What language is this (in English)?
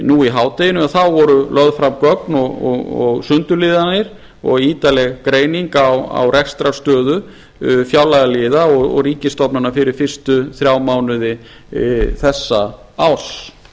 Icelandic